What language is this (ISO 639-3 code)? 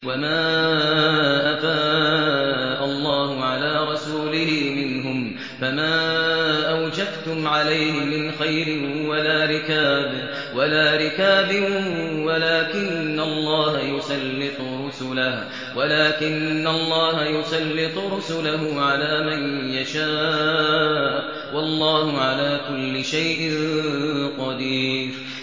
ara